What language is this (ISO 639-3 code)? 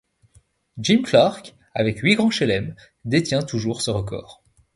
fra